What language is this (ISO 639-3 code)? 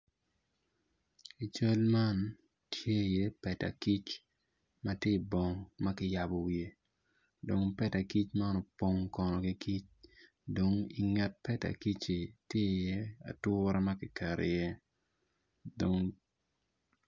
ach